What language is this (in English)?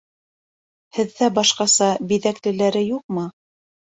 Bashkir